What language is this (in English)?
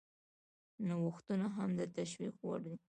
Pashto